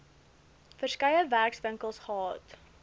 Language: Afrikaans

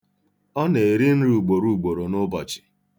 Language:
Igbo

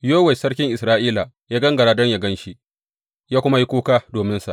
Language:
Hausa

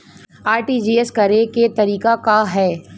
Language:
Bhojpuri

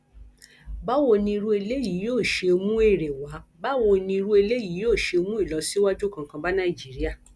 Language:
Yoruba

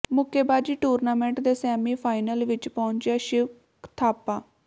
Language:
Punjabi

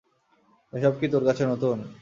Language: Bangla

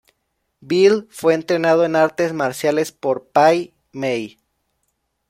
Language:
Spanish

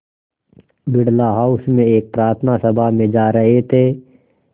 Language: Hindi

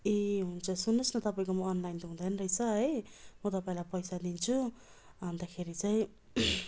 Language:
Nepali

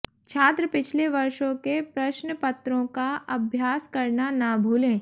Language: Hindi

